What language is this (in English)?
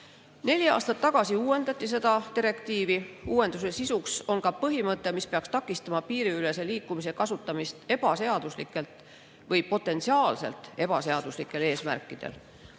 Estonian